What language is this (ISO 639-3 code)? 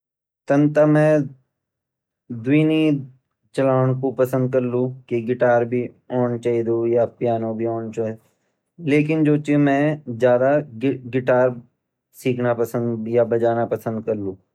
gbm